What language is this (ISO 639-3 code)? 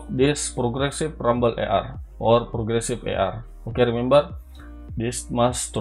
ind